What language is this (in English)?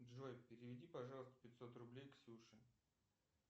Russian